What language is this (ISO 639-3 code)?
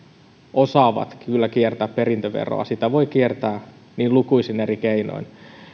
fin